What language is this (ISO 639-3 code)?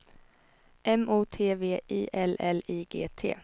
swe